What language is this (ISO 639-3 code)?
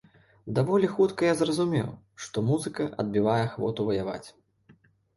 bel